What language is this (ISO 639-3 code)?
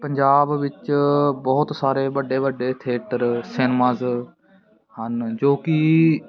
pan